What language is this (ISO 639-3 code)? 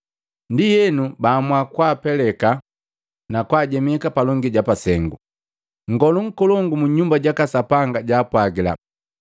mgv